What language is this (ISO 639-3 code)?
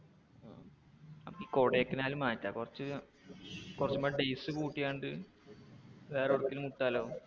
mal